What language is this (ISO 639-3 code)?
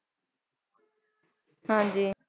pan